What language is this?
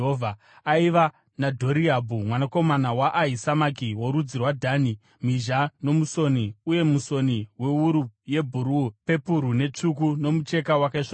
Shona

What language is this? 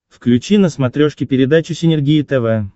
Russian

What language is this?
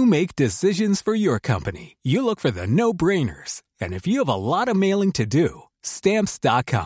French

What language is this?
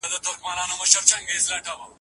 Pashto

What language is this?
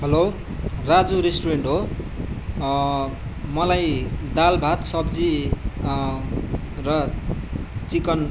Nepali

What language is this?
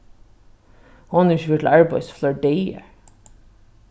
Faroese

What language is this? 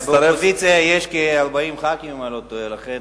Hebrew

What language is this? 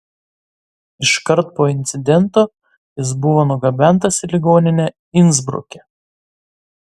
Lithuanian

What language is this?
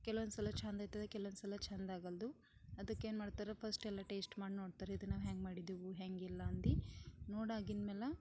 Kannada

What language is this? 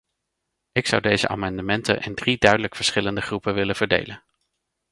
Dutch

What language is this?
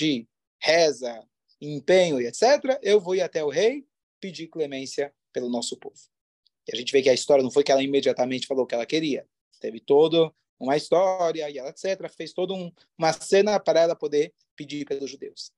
Portuguese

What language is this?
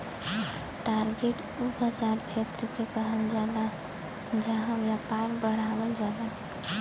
Bhojpuri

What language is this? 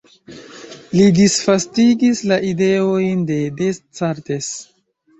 Esperanto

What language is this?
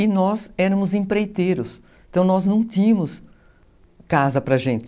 Portuguese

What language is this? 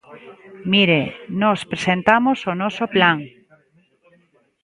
Galician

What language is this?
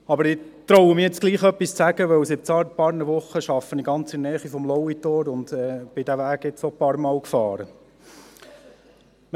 Swiss German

